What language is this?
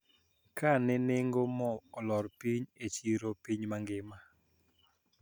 Luo (Kenya and Tanzania)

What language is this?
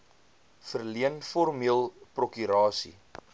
Afrikaans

